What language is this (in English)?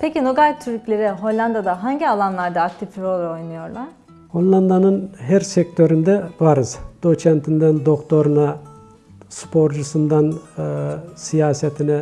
Turkish